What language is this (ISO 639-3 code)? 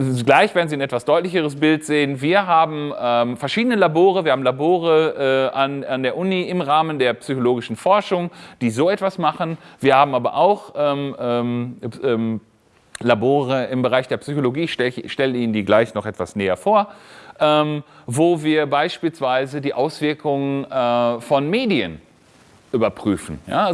deu